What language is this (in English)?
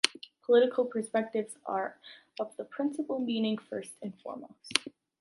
English